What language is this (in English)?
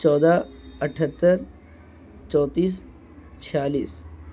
Urdu